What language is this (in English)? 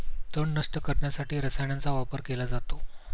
Marathi